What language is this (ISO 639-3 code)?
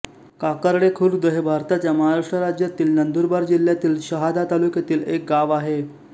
mar